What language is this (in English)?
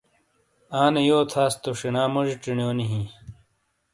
Shina